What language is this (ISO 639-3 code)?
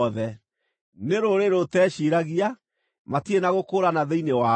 kik